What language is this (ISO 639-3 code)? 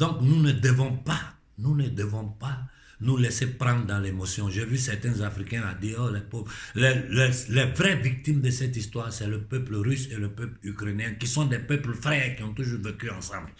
fra